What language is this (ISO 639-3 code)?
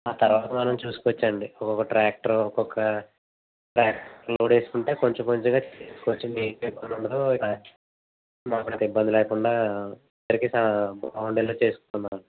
tel